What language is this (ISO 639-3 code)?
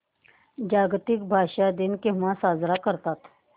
mar